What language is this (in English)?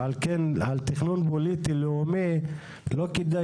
Hebrew